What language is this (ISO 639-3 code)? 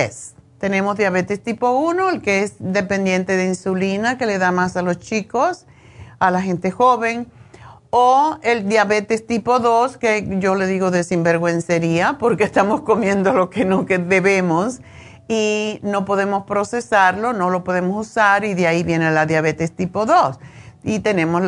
spa